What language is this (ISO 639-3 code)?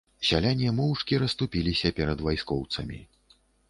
bel